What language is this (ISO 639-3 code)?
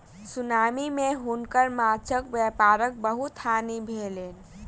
mai